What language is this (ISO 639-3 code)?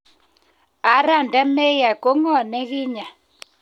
kln